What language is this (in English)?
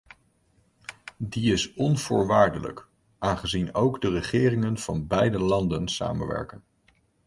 Dutch